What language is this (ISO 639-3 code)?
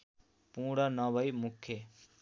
nep